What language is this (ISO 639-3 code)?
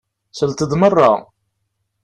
kab